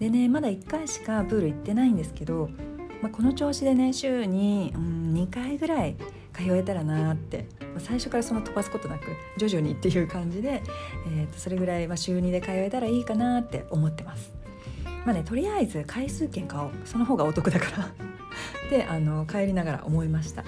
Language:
Japanese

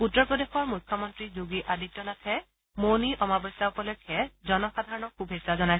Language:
Assamese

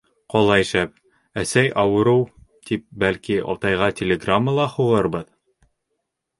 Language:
Bashkir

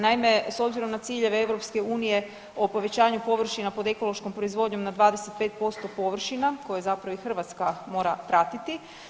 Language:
Croatian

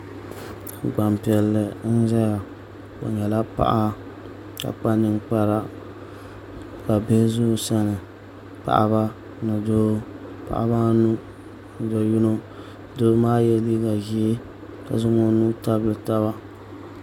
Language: Dagbani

